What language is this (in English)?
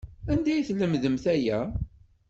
Kabyle